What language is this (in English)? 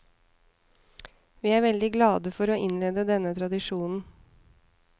Norwegian